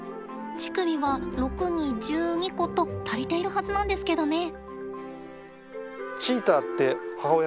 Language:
Japanese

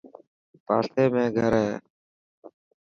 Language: Dhatki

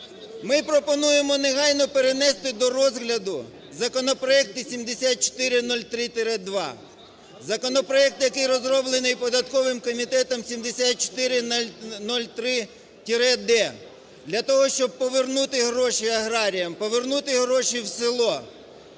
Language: Ukrainian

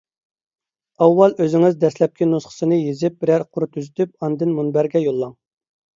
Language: Uyghur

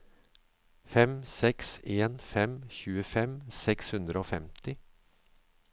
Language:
Norwegian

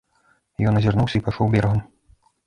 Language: Belarusian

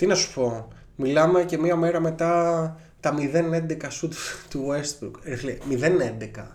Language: Greek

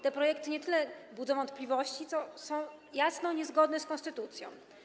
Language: Polish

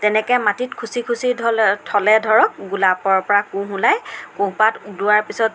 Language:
Assamese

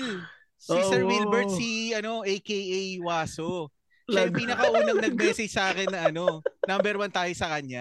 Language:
Filipino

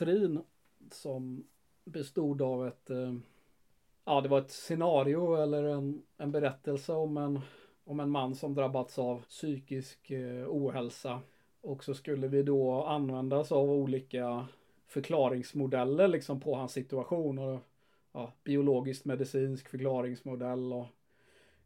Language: Swedish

